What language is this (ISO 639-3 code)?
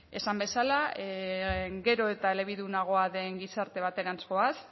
eus